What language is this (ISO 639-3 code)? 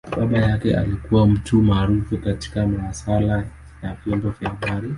swa